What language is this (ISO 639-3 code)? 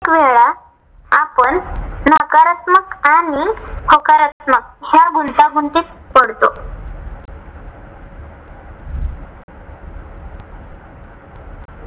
mar